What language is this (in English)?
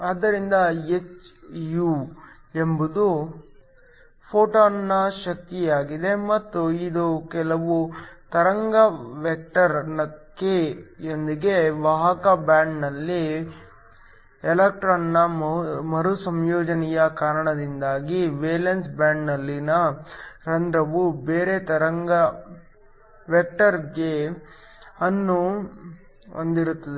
Kannada